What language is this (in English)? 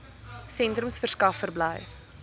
Afrikaans